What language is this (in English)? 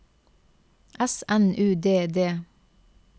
Norwegian